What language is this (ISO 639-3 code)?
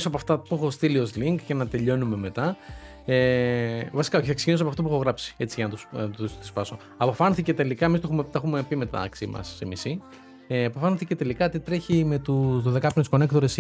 ell